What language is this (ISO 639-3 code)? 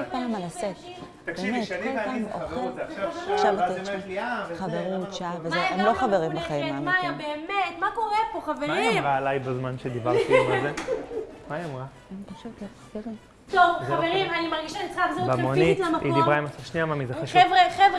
heb